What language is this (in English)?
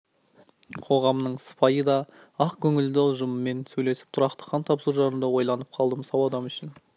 Kazakh